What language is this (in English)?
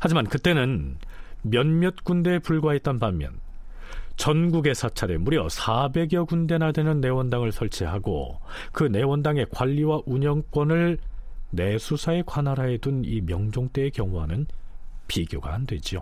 Korean